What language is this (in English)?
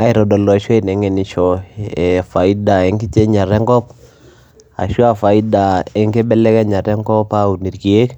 Masai